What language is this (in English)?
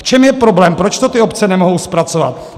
Czech